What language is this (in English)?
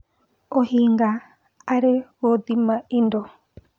Kikuyu